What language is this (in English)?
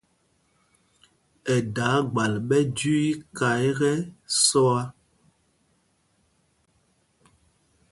Mpumpong